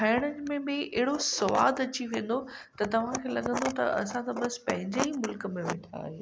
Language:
Sindhi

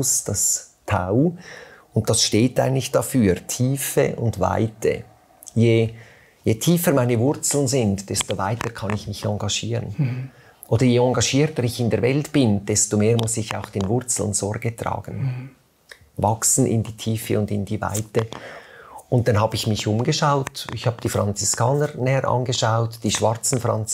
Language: German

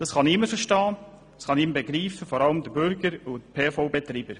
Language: Swiss German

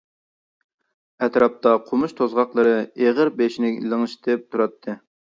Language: Uyghur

